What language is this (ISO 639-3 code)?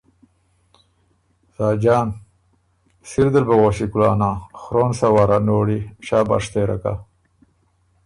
oru